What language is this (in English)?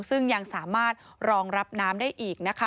Thai